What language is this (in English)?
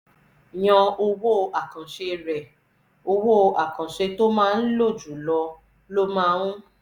Yoruba